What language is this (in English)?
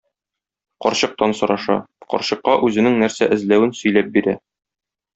Tatar